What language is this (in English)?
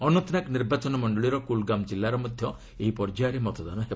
Odia